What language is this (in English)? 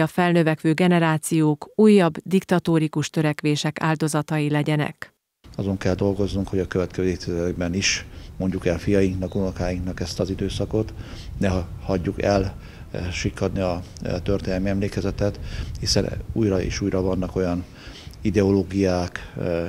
Hungarian